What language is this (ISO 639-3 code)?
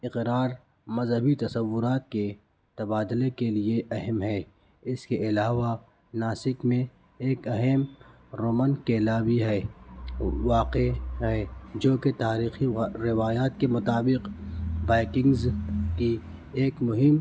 urd